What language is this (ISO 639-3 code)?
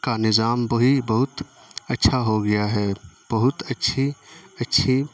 urd